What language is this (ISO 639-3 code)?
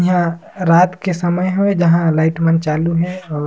sgj